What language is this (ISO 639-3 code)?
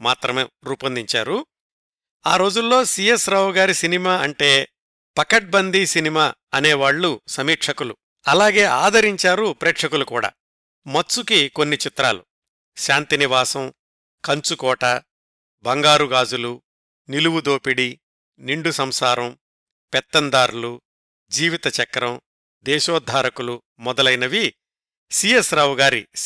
tel